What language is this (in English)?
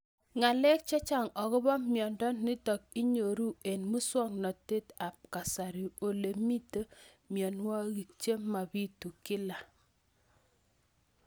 Kalenjin